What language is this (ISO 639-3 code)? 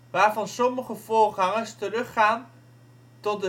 nld